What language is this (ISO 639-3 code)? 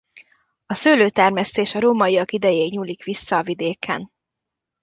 hun